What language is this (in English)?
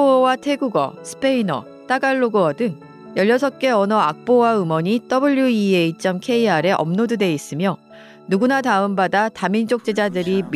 Korean